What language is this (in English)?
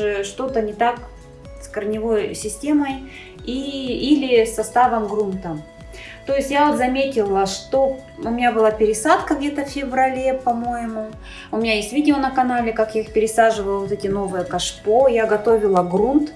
Russian